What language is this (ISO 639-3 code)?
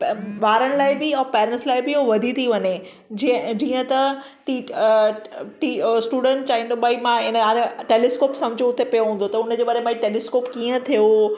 snd